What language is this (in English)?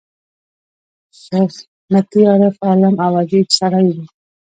Pashto